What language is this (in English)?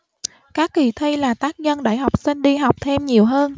Vietnamese